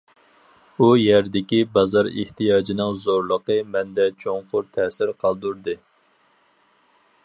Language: Uyghur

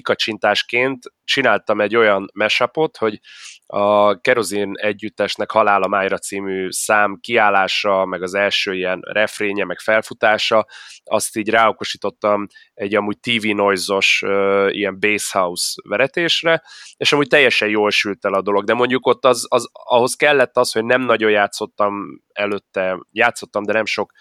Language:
Hungarian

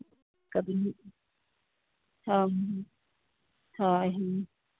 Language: Santali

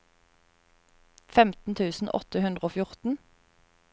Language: Norwegian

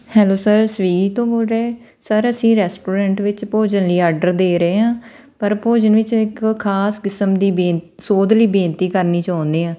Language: Punjabi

